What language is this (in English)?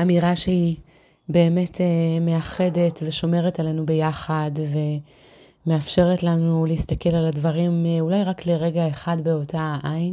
Hebrew